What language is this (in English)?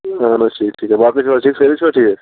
Kashmiri